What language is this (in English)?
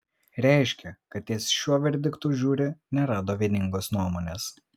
Lithuanian